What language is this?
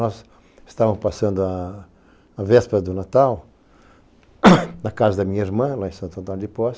Portuguese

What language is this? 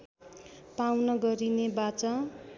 Nepali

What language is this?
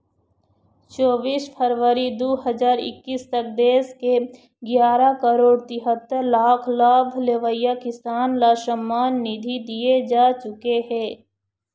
Chhattisgarhi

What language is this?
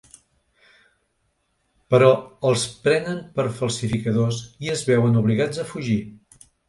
Catalan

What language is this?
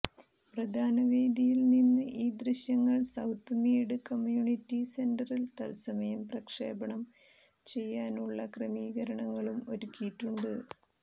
Malayalam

